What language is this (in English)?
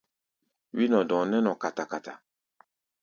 Gbaya